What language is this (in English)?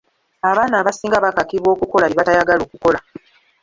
Ganda